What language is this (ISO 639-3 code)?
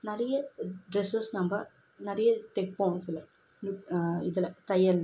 tam